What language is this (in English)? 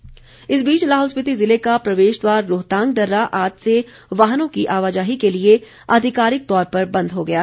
Hindi